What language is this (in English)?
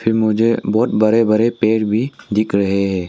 Hindi